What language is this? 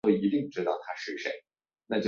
Chinese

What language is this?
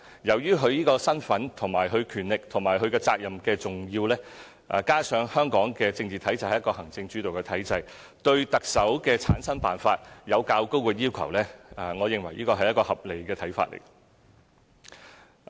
Cantonese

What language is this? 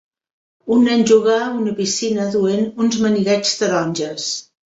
Catalan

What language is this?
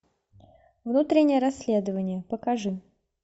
Russian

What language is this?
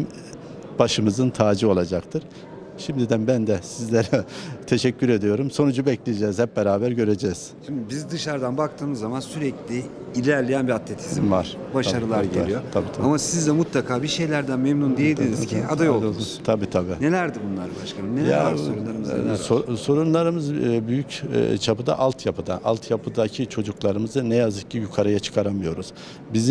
Turkish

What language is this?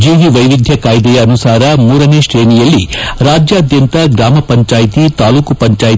Kannada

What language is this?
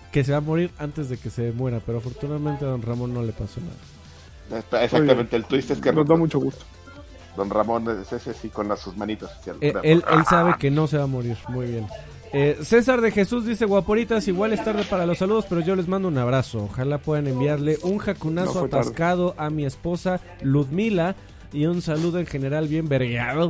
Spanish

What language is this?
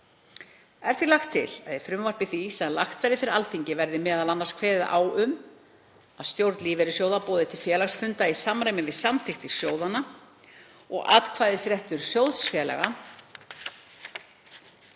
Icelandic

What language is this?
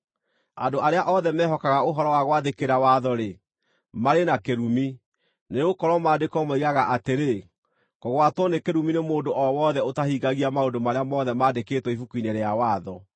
Kikuyu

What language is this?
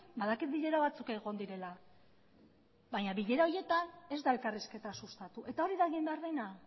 Basque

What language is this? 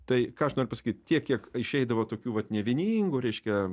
Lithuanian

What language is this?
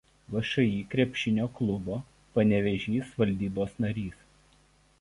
Lithuanian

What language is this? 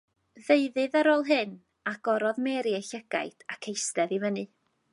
Welsh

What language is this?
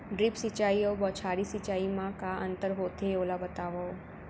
Chhattisgarhi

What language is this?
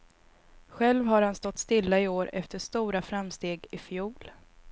Swedish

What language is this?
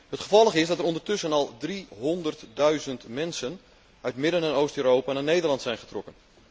Dutch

